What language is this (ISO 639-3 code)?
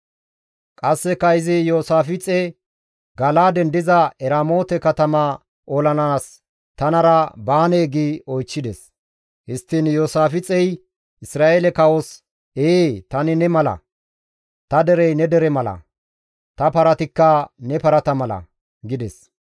gmv